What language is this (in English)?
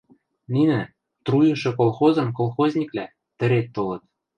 Western Mari